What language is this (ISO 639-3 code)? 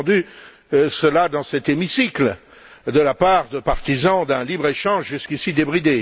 fra